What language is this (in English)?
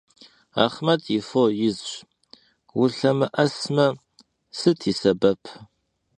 Kabardian